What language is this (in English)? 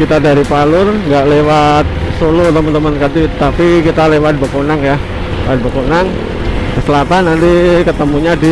Indonesian